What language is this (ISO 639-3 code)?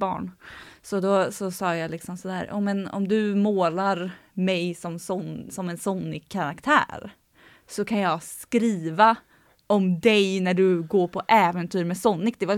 swe